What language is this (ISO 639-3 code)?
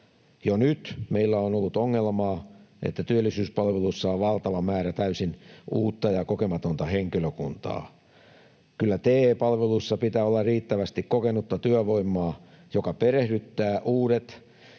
fin